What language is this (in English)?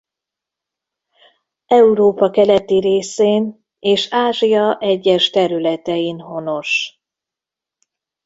Hungarian